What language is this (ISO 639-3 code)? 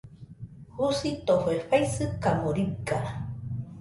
hux